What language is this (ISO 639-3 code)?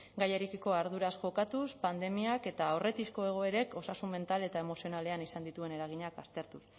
eus